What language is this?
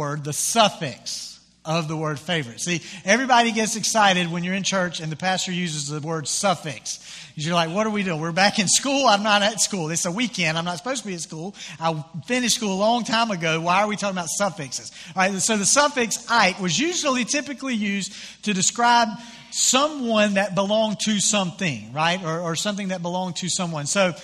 English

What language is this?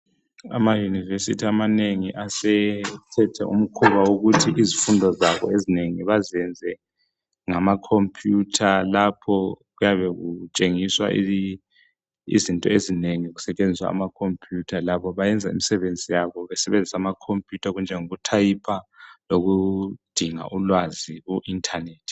North Ndebele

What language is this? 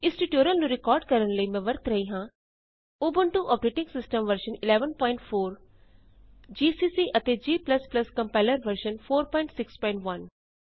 Punjabi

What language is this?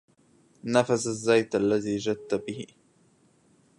Arabic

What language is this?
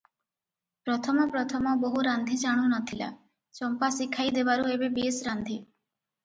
Odia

